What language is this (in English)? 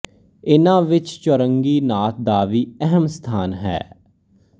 Punjabi